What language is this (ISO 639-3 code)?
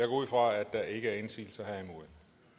dan